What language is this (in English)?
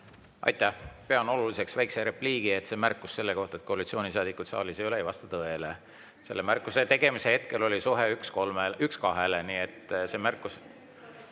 Estonian